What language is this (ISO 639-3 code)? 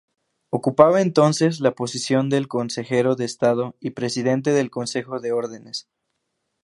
spa